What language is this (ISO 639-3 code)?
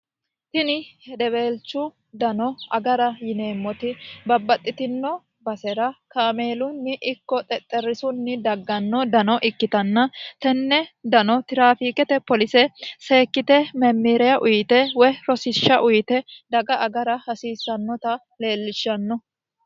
sid